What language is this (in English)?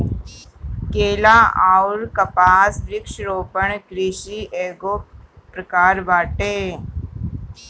Bhojpuri